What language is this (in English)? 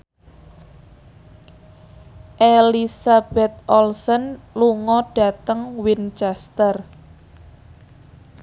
Javanese